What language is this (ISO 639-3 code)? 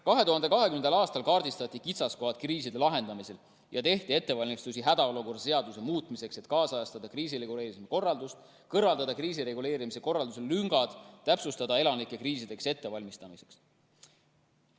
est